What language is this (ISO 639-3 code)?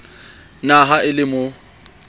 sot